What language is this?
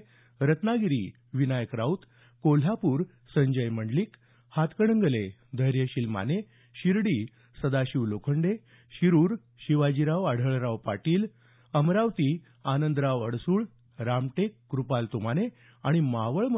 Marathi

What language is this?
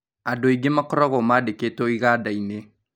Kikuyu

